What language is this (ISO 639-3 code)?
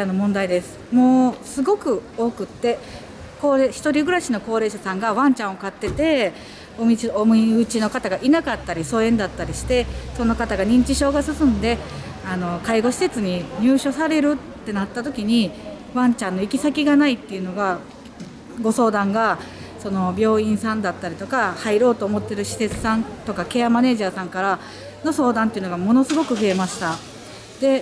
jpn